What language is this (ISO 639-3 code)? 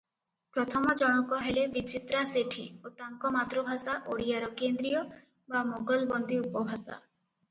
ori